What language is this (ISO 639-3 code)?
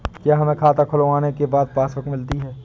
hin